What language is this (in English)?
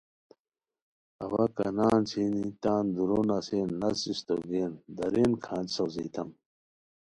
Khowar